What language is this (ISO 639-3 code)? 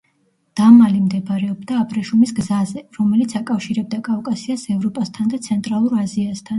kat